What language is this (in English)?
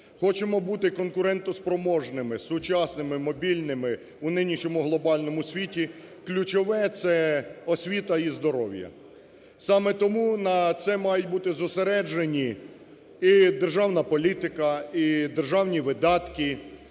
Ukrainian